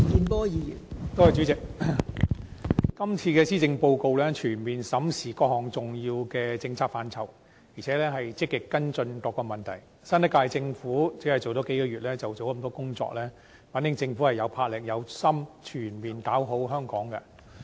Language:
Cantonese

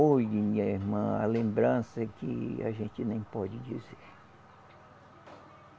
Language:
Portuguese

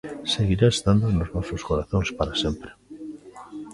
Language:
Galician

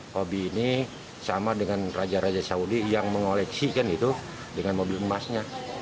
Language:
Indonesian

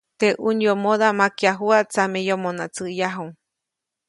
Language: Copainalá Zoque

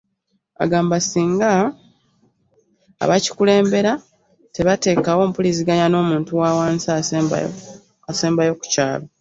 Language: Ganda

